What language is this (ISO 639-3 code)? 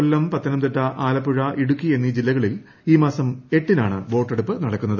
mal